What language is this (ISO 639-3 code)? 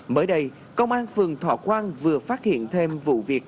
vie